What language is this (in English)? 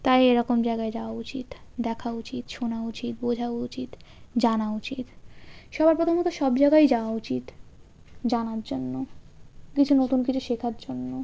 Bangla